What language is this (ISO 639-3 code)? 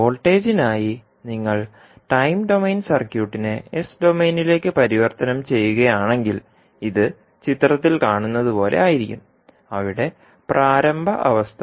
mal